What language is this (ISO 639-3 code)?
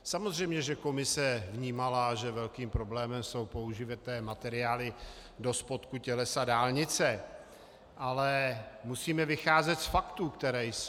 ces